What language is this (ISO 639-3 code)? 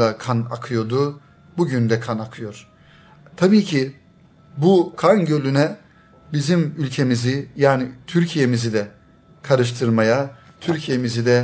tur